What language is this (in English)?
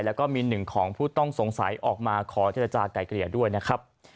Thai